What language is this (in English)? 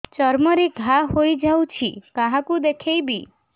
Odia